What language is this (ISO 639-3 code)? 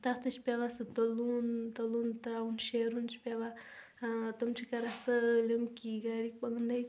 kas